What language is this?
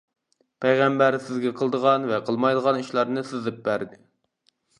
Uyghur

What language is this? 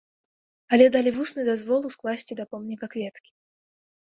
Belarusian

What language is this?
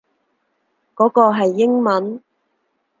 Cantonese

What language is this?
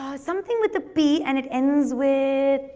English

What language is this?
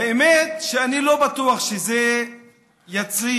Hebrew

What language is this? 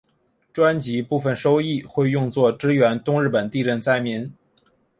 Chinese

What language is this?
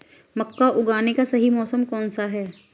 Hindi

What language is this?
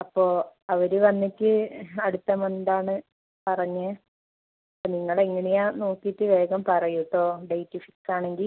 Malayalam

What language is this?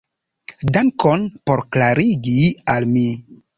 Esperanto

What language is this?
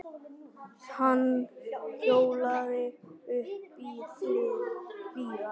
Icelandic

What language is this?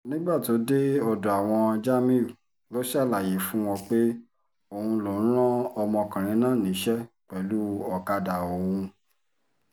Yoruba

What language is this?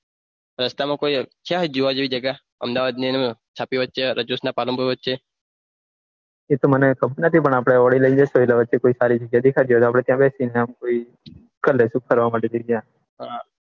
Gujarati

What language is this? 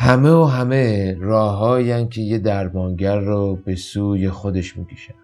Persian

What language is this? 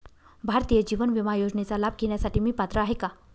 Marathi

